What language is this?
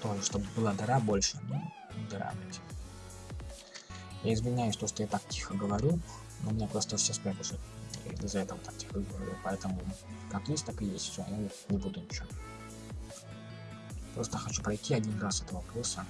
Russian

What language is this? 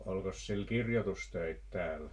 Finnish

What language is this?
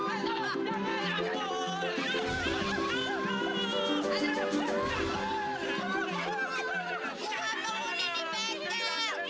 Indonesian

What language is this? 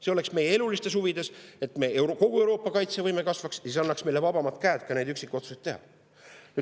Estonian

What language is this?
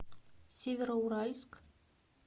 Russian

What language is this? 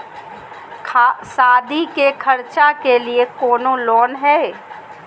Magahi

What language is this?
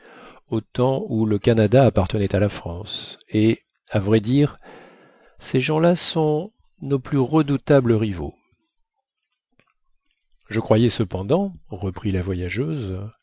French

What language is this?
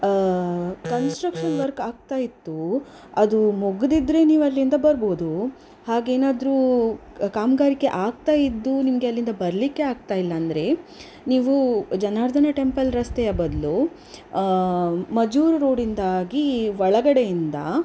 Kannada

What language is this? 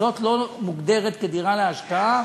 Hebrew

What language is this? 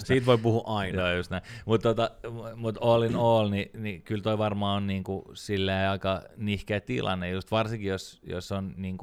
Finnish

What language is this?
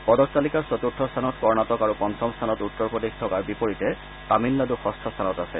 Assamese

